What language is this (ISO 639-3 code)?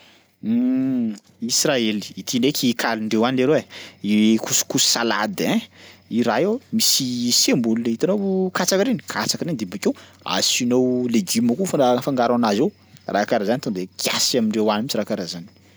skg